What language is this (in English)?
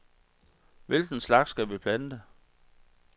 Danish